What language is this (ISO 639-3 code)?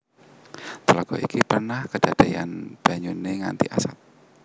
jav